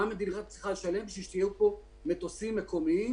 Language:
Hebrew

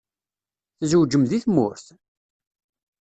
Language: Kabyle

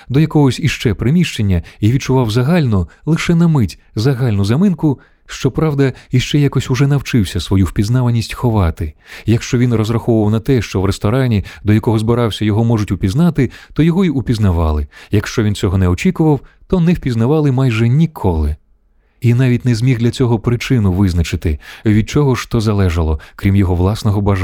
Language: Ukrainian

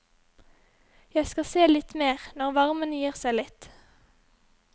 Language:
Norwegian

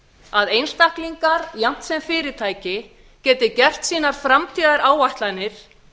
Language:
Icelandic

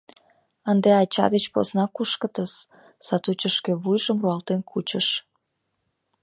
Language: Mari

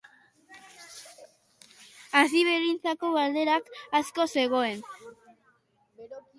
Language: Basque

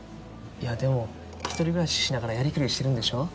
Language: Japanese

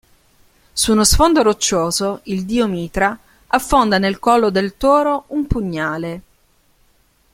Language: Italian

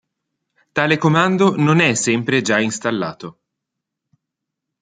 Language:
Italian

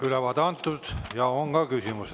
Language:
Estonian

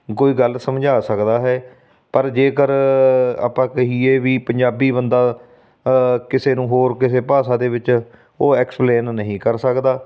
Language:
Punjabi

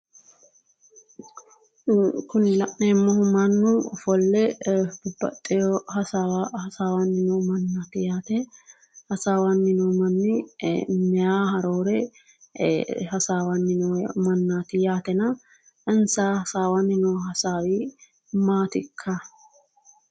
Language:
Sidamo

